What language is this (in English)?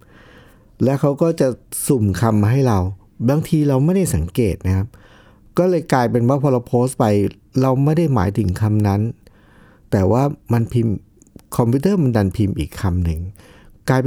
Thai